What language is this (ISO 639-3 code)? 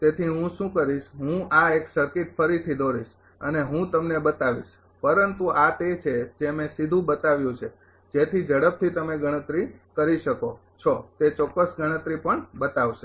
guj